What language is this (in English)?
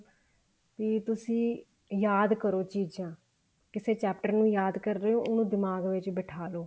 Punjabi